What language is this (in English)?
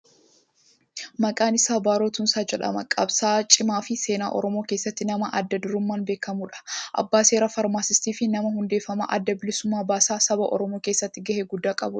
Oromo